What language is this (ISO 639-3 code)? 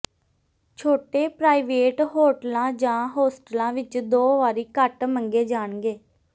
pan